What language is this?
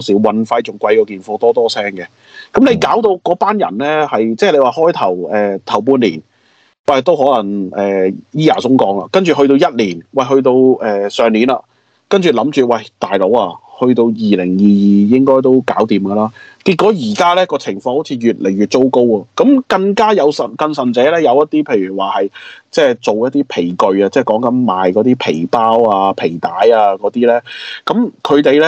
Chinese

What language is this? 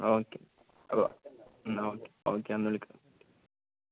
Malayalam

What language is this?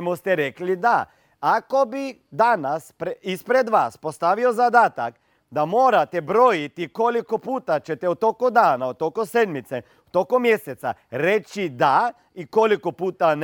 Croatian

